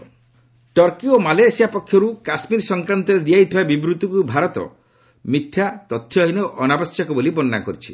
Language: Odia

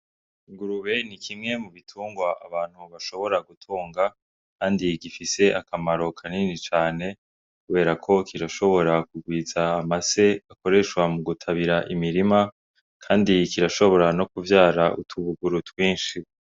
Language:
Rundi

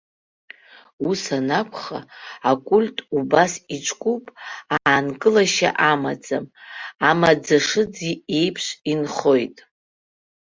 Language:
Abkhazian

